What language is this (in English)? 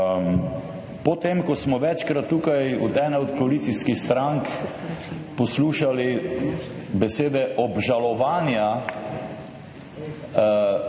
Slovenian